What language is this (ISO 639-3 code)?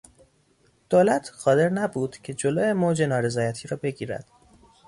fas